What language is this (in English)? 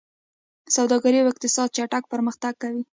Pashto